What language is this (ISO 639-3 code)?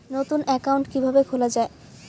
ben